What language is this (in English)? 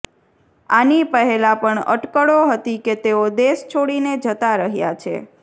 Gujarati